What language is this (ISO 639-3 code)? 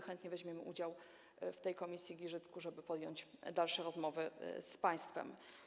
pol